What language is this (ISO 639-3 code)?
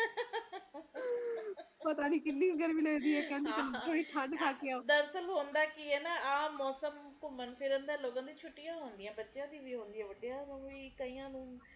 pan